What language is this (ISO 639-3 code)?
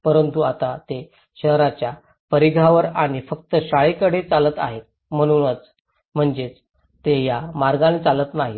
mar